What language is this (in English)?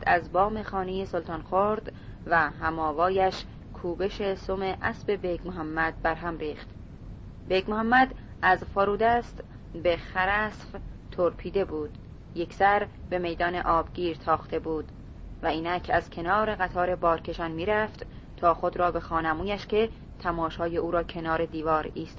Persian